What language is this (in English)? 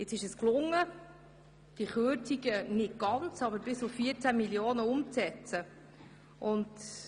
Swiss German